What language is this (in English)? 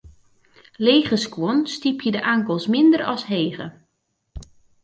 Western Frisian